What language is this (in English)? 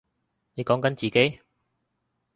Cantonese